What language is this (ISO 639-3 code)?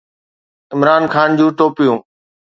snd